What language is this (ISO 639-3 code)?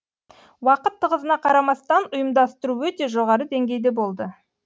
kaz